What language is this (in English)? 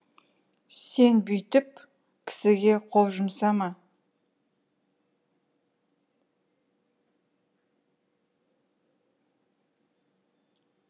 Kazakh